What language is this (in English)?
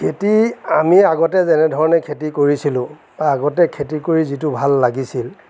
Assamese